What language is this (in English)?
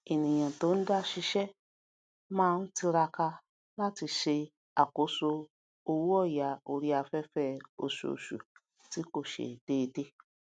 Yoruba